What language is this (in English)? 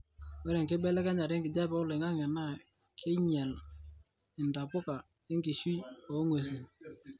Masai